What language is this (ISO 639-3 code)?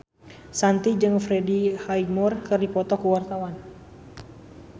sun